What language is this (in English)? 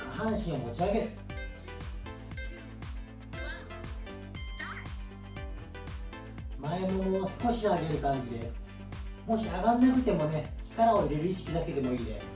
Japanese